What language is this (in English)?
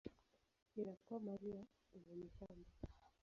Swahili